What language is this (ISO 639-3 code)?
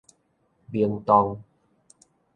nan